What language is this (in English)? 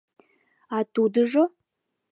Mari